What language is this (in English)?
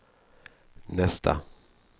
Swedish